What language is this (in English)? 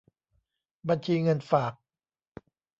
Thai